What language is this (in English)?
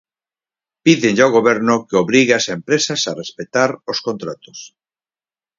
Galician